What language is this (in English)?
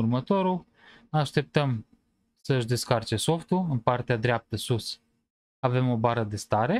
Romanian